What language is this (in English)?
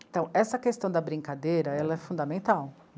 Portuguese